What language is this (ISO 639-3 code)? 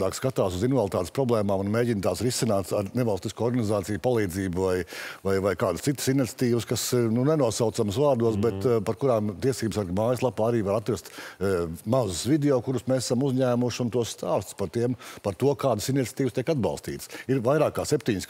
lav